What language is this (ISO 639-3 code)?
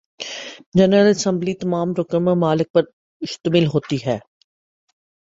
urd